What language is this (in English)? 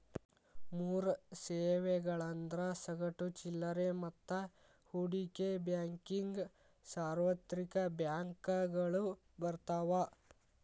Kannada